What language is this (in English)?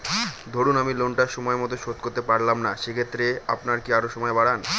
Bangla